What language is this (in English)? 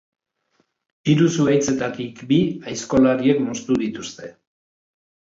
Basque